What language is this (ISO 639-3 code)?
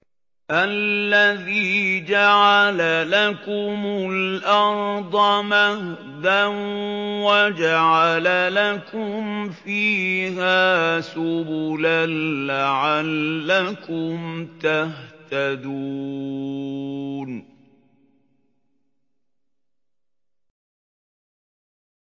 ara